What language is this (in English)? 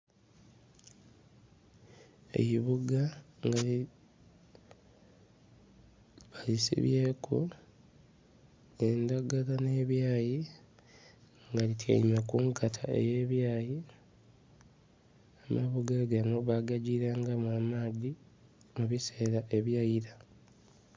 Soga